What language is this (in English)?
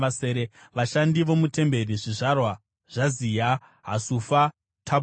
Shona